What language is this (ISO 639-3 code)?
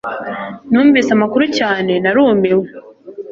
kin